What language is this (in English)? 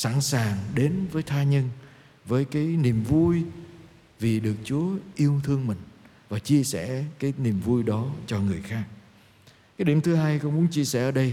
Vietnamese